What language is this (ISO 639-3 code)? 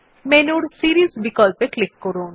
ben